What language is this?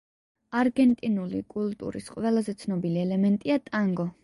Georgian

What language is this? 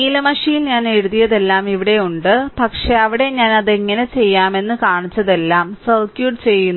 Malayalam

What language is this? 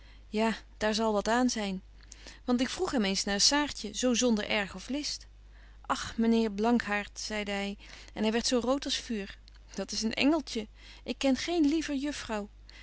Dutch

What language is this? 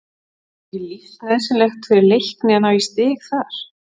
Icelandic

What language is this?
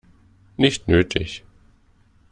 German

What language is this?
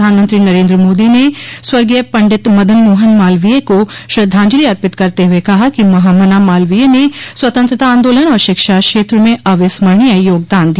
Hindi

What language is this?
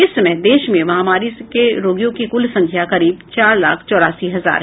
Hindi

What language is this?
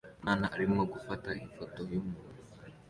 Kinyarwanda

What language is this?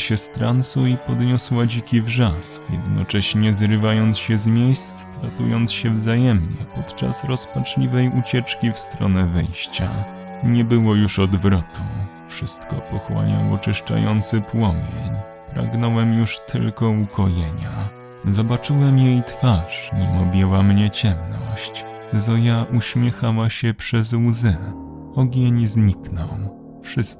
Polish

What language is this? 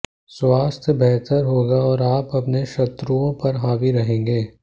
Hindi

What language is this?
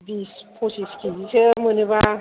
Bodo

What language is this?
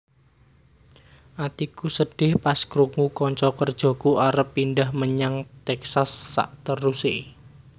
Javanese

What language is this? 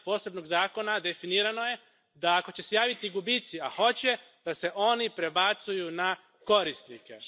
Croatian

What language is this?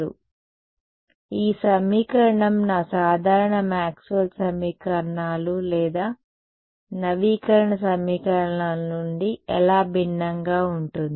Telugu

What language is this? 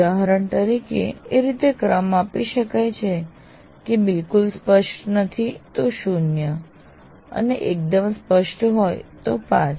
Gujarati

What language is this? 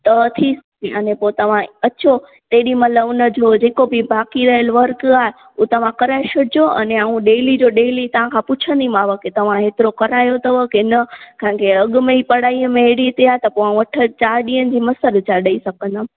Sindhi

